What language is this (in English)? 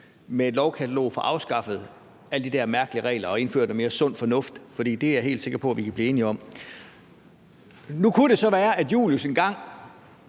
Danish